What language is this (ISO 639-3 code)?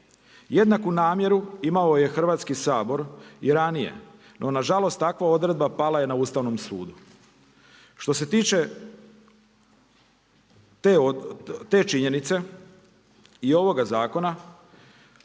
hrv